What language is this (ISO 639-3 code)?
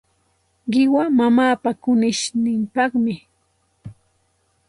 qxt